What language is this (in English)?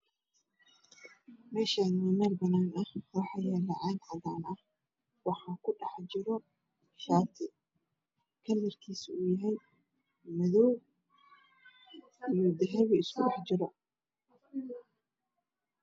Somali